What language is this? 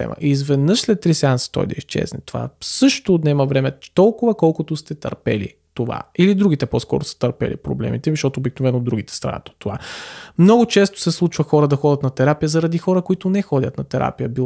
Bulgarian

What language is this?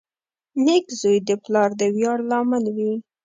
Pashto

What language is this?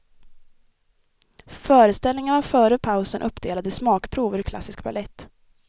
Swedish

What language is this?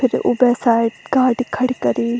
Garhwali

